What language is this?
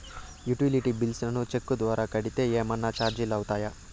Telugu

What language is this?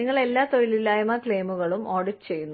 Malayalam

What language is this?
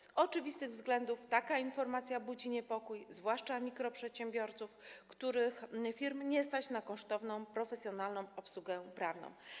Polish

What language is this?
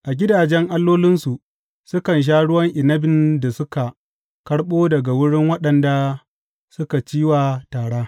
Hausa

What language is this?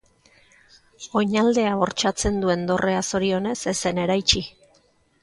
Basque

